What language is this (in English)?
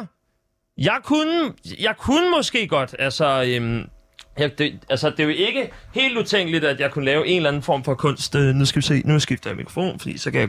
Danish